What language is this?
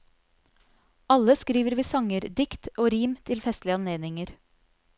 Norwegian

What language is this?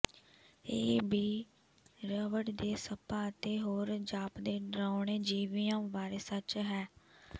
Punjabi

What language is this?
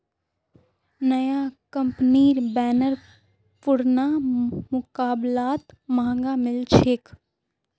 Magahi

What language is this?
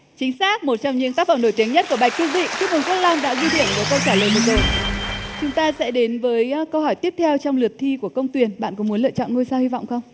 Vietnamese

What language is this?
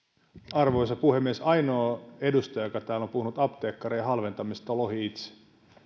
Finnish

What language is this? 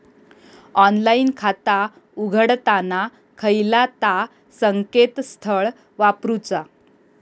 Marathi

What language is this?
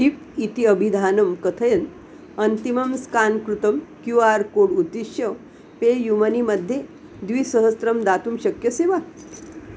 Sanskrit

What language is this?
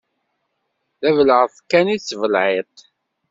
Kabyle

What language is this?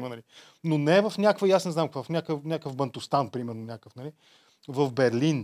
Bulgarian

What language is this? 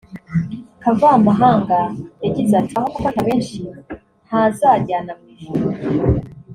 Kinyarwanda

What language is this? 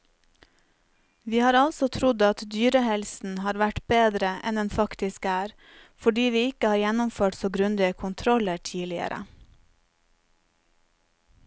Norwegian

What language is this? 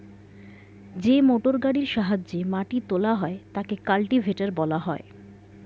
Bangla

